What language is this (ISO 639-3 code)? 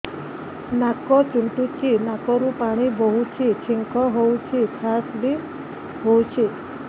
ori